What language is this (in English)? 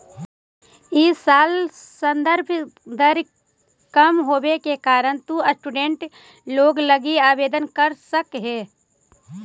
Magahi